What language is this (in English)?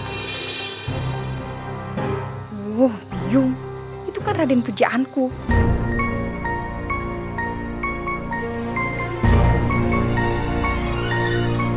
Indonesian